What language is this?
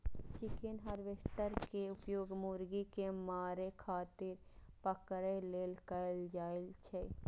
Maithili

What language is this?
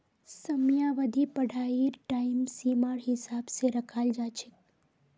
Magahi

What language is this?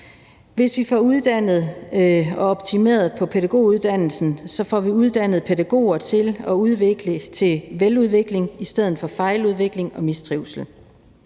Danish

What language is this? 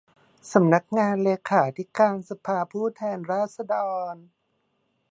Thai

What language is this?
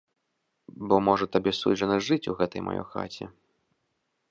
Belarusian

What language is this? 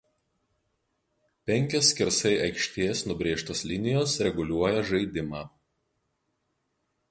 Lithuanian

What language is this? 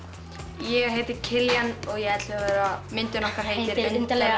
Icelandic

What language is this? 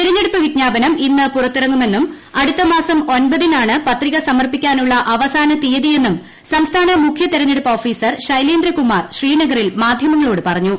Malayalam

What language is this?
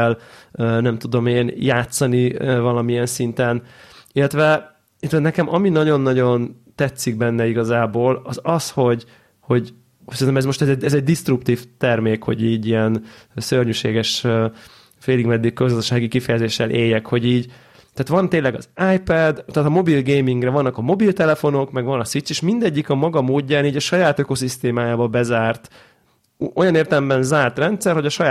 Hungarian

